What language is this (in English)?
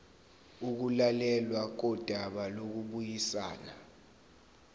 Zulu